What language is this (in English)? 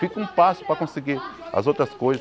Portuguese